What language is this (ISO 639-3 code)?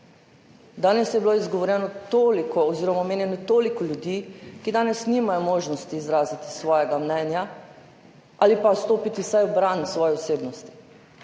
slv